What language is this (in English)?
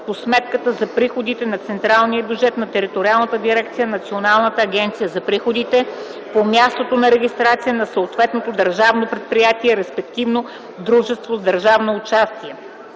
Bulgarian